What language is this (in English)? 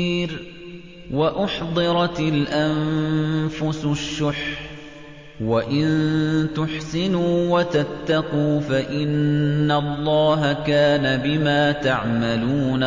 Arabic